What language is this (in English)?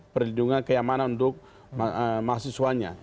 Indonesian